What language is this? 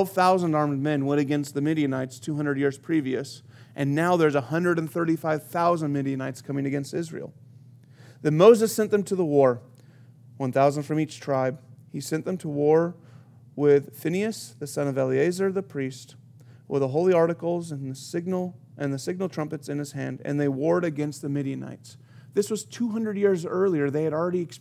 English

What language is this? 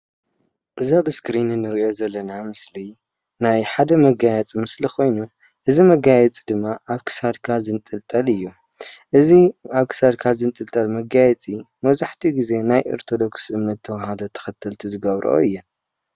Tigrinya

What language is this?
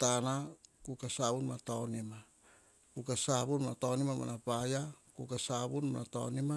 Hahon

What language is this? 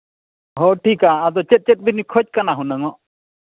Santali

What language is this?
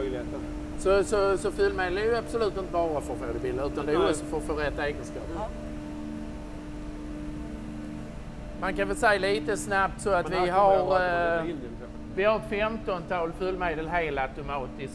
Swedish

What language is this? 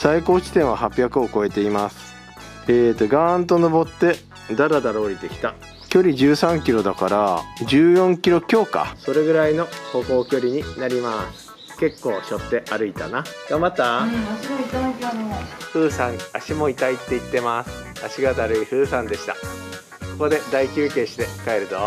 Japanese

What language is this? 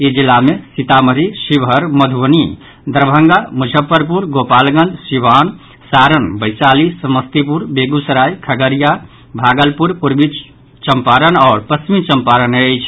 Maithili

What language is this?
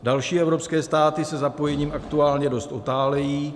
Czech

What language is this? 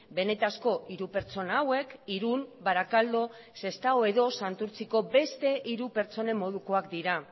Basque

